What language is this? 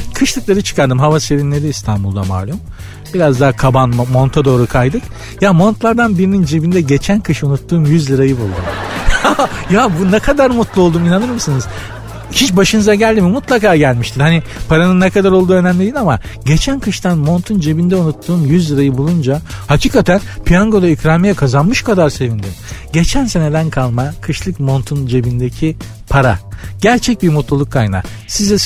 Turkish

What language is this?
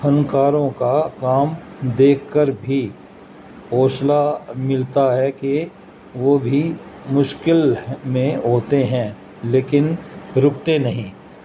Urdu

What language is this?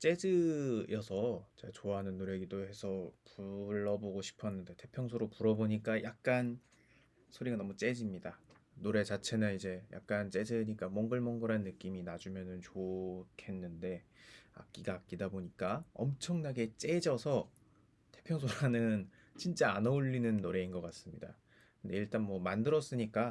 Korean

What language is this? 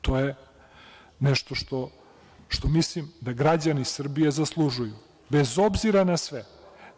Serbian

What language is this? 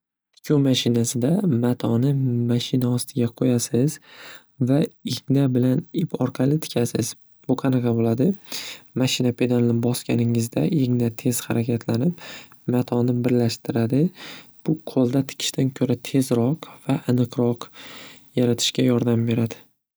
Uzbek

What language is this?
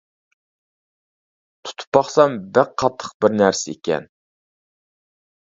Uyghur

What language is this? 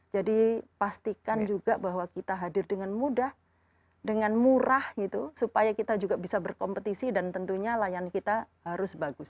Indonesian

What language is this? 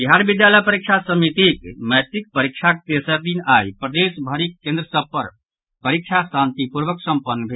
Maithili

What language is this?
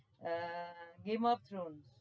Bangla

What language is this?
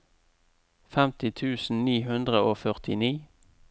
Norwegian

